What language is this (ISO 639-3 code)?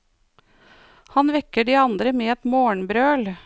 nor